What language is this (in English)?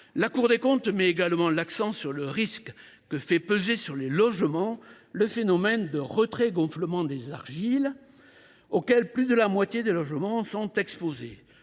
French